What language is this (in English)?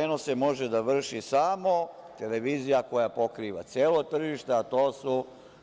Serbian